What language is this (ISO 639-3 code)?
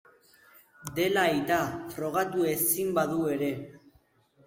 eus